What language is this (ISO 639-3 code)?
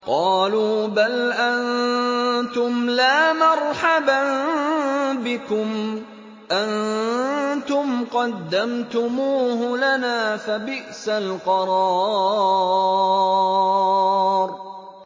ara